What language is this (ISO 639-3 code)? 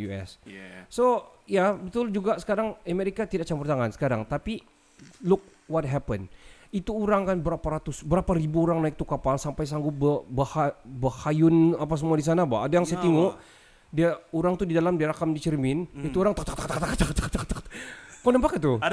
msa